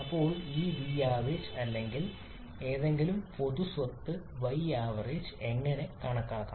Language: Malayalam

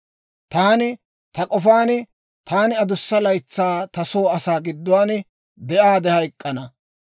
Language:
Dawro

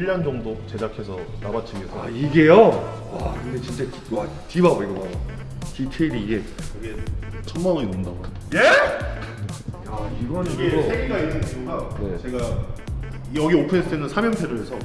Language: Korean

